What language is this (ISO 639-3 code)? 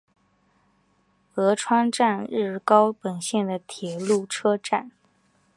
zho